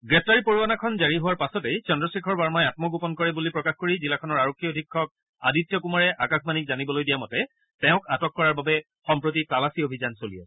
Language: Assamese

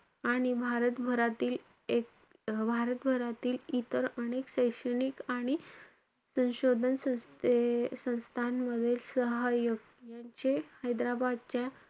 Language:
Marathi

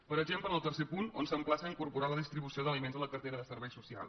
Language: Catalan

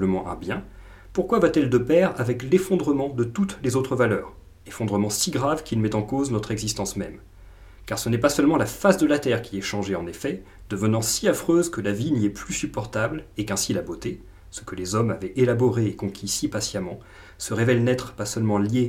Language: French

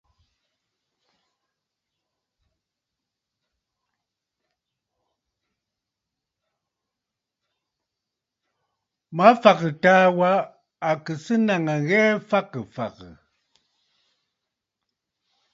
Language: Bafut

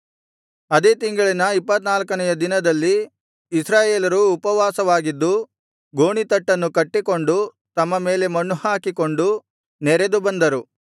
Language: Kannada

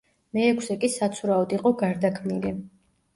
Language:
Georgian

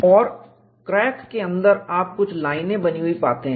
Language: Hindi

